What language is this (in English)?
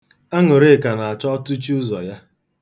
Igbo